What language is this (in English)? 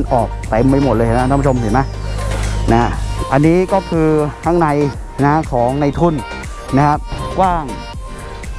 Thai